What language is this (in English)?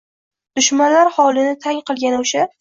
Uzbek